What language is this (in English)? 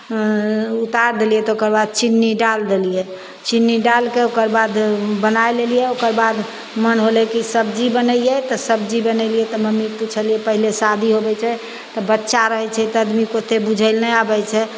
Maithili